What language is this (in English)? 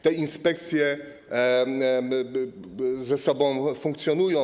Polish